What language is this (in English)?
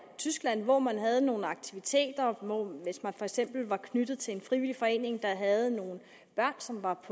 Danish